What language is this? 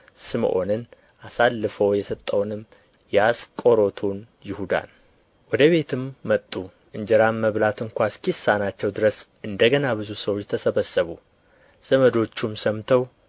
Amharic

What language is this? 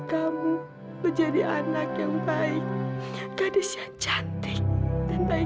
Indonesian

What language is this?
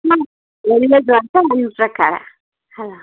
Kannada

